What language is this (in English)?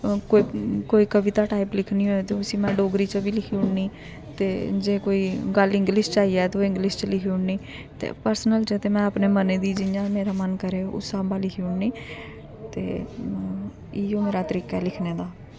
Dogri